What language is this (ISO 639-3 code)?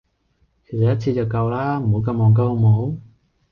yue